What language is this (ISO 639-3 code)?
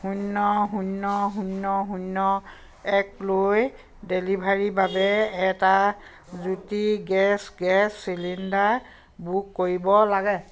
asm